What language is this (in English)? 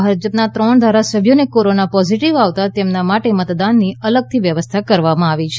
Gujarati